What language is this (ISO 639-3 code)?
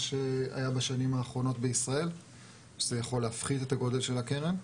heb